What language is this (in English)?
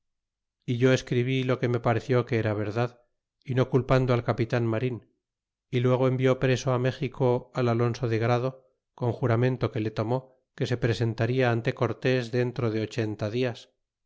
Spanish